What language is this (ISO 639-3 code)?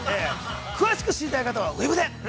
jpn